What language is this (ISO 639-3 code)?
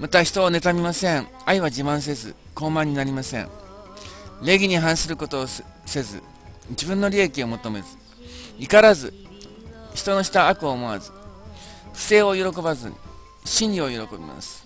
jpn